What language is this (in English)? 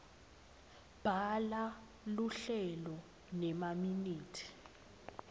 Swati